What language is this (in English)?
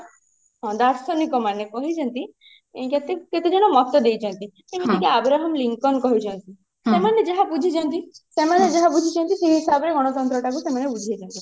Odia